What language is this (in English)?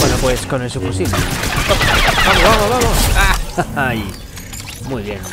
Spanish